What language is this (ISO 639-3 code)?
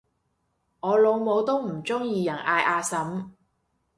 yue